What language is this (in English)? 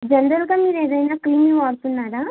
Telugu